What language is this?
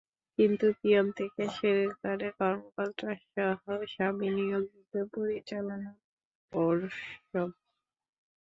Bangla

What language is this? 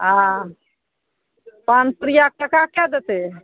Maithili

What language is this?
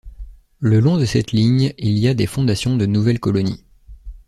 French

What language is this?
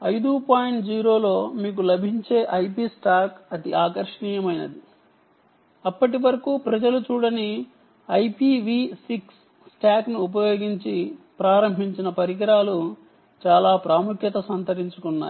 Telugu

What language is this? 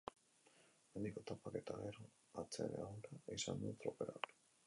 Basque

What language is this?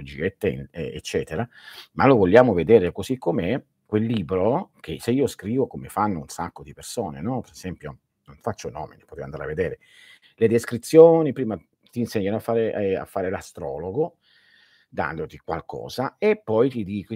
Italian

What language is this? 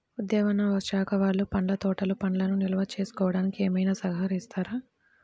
Telugu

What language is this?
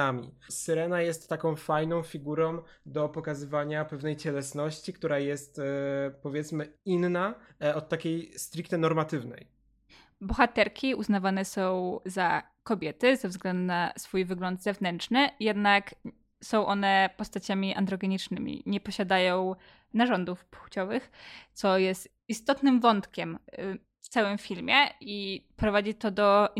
Polish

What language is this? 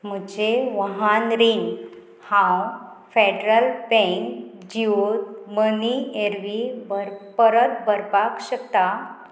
Konkani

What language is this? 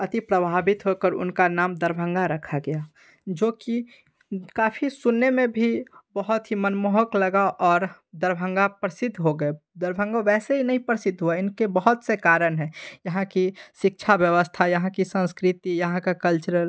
Hindi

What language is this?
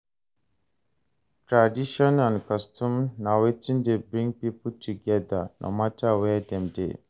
Nigerian Pidgin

